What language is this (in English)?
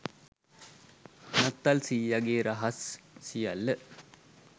Sinhala